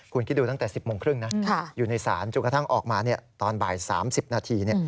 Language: Thai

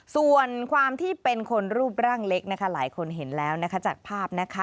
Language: Thai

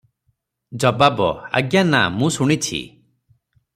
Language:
Odia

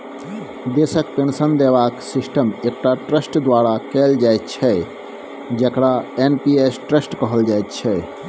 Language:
Maithili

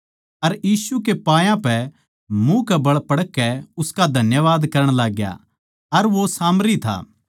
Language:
Haryanvi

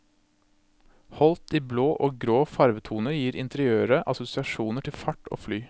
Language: Norwegian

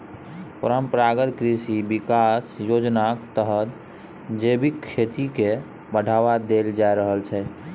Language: Maithili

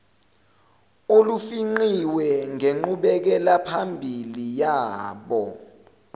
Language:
Zulu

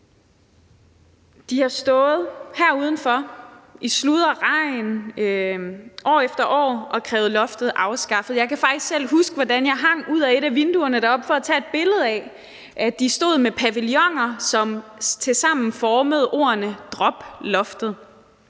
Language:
Danish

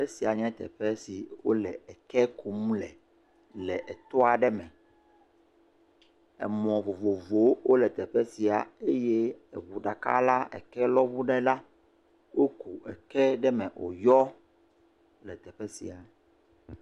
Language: Ewe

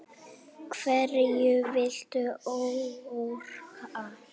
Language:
Icelandic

